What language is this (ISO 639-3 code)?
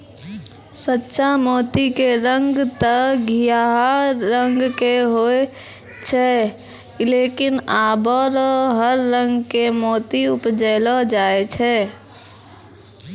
mai